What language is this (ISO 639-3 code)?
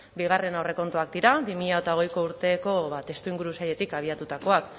eus